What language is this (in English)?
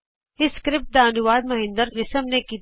Punjabi